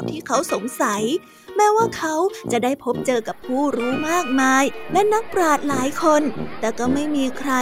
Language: Thai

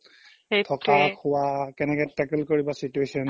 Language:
Assamese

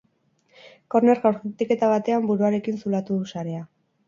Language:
Basque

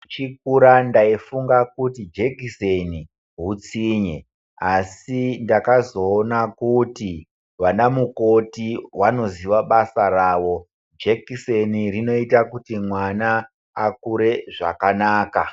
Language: Ndau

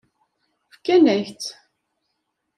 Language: Kabyle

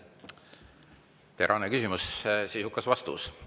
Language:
Estonian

